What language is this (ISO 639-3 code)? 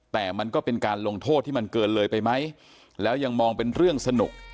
tha